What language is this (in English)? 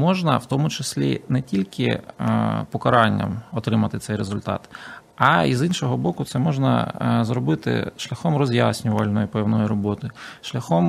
Ukrainian